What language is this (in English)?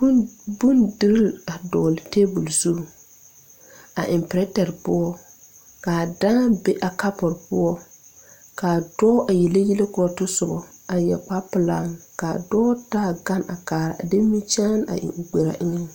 Southern Dagaare